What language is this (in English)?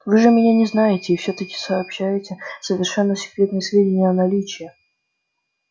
Russian